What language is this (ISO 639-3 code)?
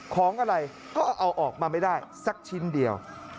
tha